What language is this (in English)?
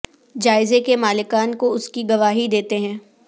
Urdu